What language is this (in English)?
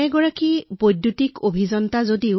Assamese